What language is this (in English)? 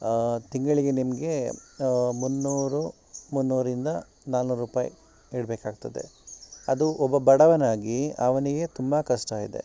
Kannada